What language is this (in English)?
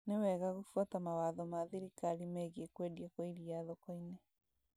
Kikuyu